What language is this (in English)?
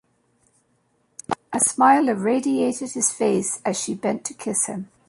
English